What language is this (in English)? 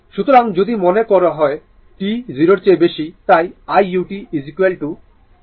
Bangla